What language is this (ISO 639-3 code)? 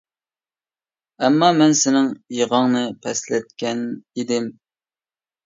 uig